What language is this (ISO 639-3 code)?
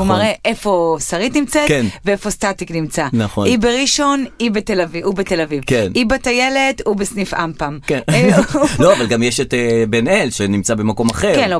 heb